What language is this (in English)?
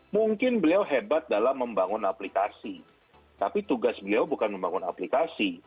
Indonesian